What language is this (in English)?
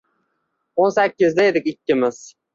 Uzbek